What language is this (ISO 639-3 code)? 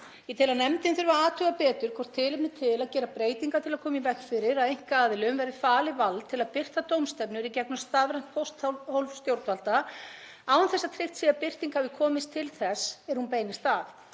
isl